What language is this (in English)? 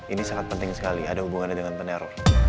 Indonesian